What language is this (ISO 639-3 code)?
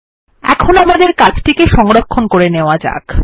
ben